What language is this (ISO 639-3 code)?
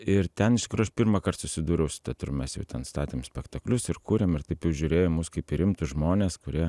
lit